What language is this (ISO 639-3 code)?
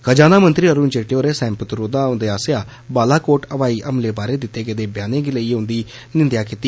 doi